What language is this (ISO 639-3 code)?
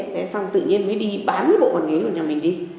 vie